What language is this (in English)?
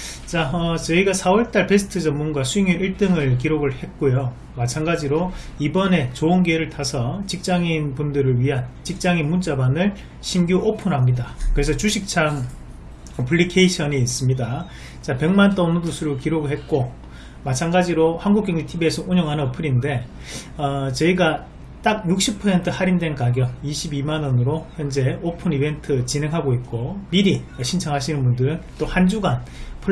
Korean